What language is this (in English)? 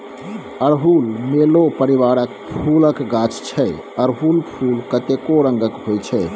Maithili